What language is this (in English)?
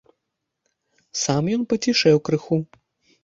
Belarusian